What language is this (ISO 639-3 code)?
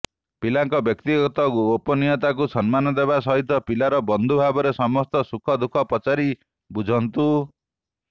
ori